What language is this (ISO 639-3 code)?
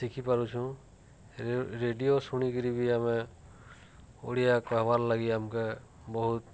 ori